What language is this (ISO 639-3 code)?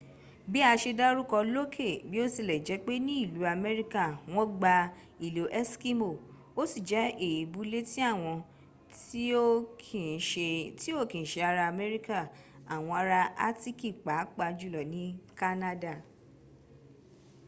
yor